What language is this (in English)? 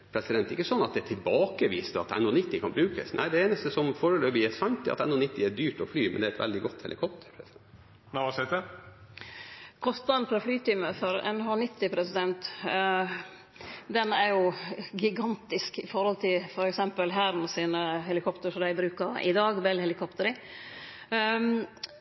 Norwegian